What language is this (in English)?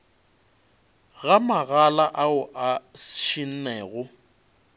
Northern Sotho